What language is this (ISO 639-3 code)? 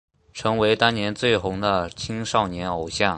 zho